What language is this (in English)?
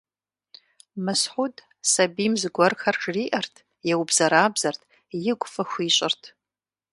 Kabardian